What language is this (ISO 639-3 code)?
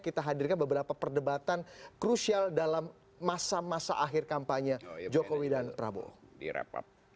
ind